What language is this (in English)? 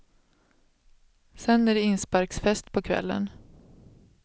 Swedish